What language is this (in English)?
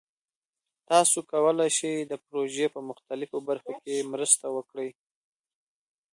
Pashto